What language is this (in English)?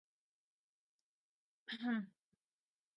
Urdu